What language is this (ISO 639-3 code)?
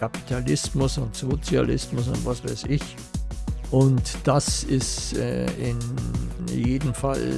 deu